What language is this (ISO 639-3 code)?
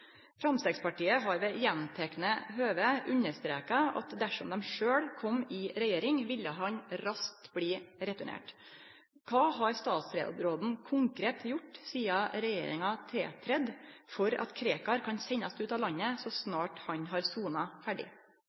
nno